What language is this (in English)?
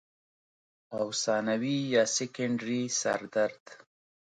Pashto